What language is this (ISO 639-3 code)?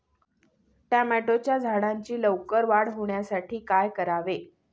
mar